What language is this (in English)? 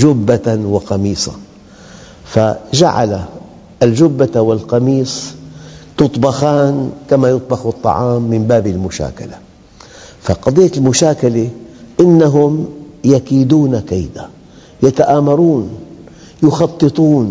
Arabic